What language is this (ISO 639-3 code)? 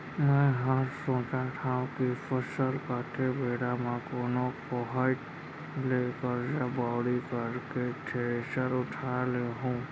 hne